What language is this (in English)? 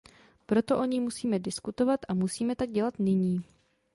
Czech